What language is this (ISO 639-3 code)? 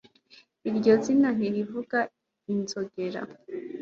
kin